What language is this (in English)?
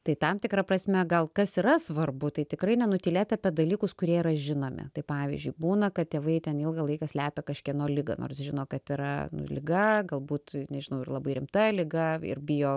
Lithuanian